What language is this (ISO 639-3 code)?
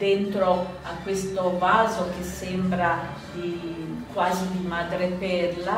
ita